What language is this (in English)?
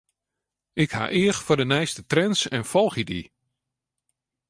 Western Frisian